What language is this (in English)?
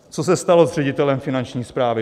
Czech